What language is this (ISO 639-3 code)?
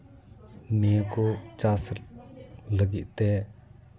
sat